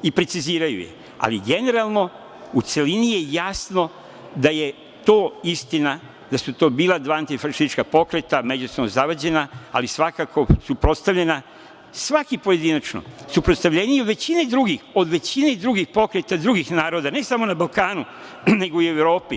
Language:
Serbian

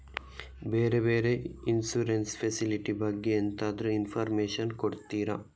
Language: Kannada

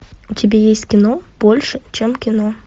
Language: Russian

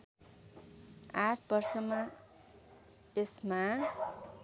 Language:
Nepali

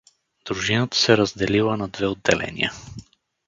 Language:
Bulgarian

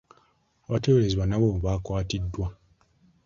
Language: Ganda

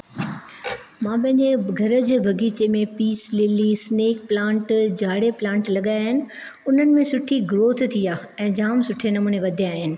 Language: Sindhi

